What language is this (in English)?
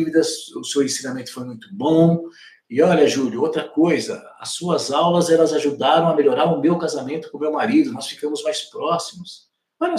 Portuguese